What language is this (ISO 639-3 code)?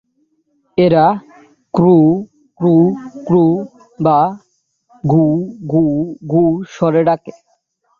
ben